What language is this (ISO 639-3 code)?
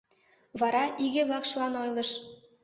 chm